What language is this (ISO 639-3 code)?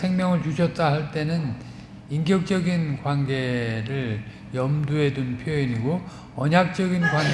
kor